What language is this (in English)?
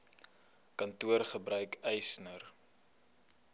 Afrikaans